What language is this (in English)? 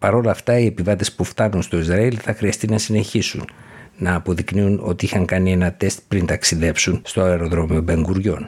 Greek